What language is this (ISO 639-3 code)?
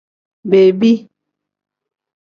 kdh